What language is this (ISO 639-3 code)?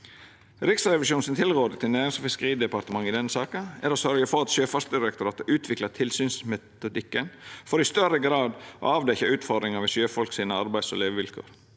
nor